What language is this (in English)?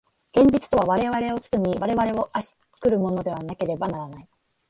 Japanese